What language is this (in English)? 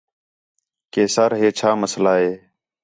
Khetrani